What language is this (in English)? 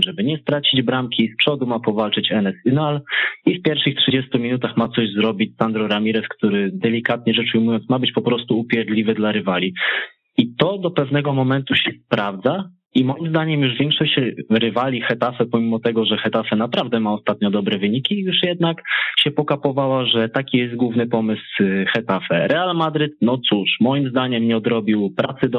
Polish